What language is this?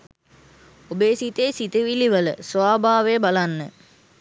Sinhala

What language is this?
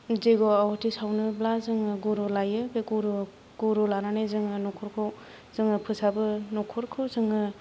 Bodo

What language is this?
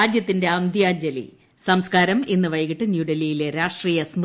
Malayalam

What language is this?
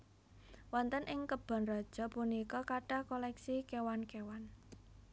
Javanese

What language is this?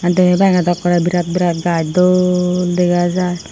Chakma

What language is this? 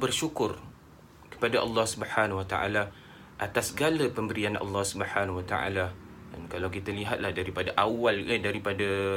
Malay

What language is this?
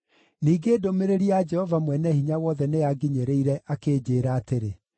Kikuyu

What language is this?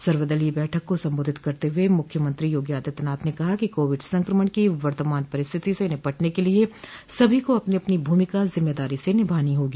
Hindi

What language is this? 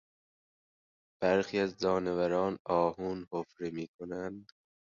Persian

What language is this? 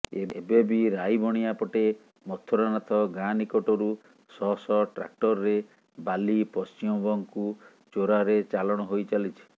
Odia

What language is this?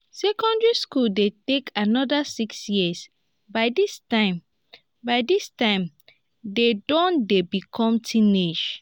Nigerian Pidgin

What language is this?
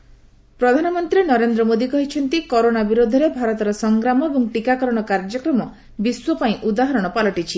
Odia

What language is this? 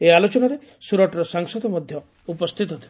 Odia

